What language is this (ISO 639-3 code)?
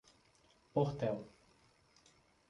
por